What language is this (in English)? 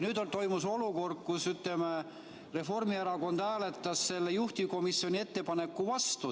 Estonian